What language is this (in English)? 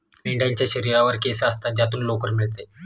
Marathi